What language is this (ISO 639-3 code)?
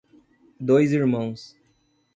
por